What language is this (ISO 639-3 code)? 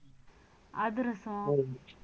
tam